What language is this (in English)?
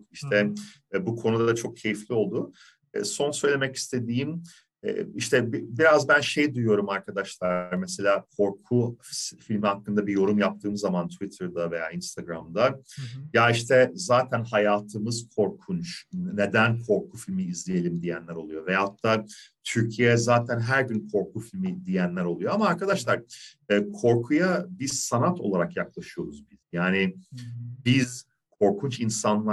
Turkish